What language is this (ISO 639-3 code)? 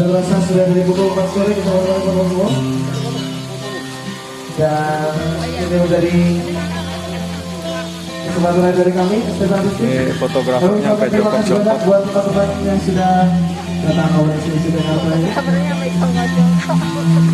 ind